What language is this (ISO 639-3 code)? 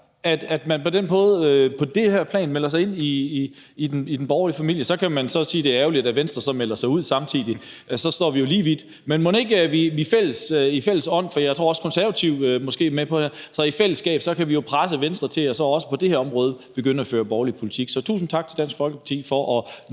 dan